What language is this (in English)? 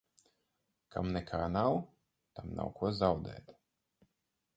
Latvian